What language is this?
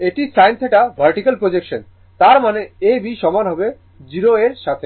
Bangla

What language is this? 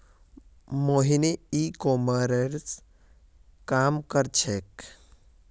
Magahi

